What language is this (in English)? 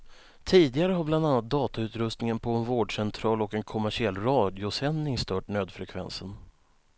Swedish